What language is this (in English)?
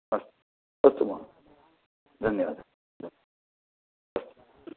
Sanskrit